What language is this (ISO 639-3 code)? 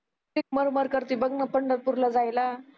mar